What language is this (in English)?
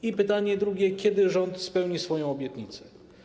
Polish